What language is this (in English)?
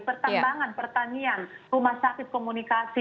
Indonesian